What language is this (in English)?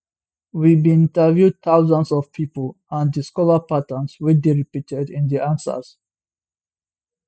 Nigerian Pidgin